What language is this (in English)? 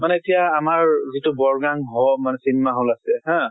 Assamese